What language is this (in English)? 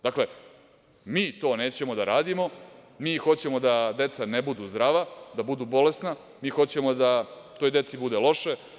Serbian